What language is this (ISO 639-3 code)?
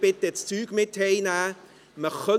gsw